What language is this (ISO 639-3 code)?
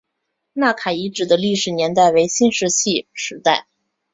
zho